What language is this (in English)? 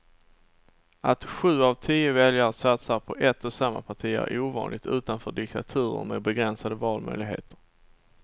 Swedish